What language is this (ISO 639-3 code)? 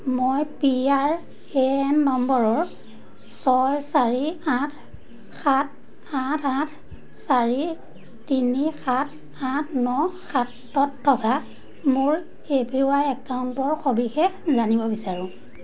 asm